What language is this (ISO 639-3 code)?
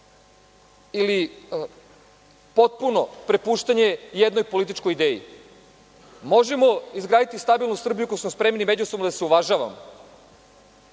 srp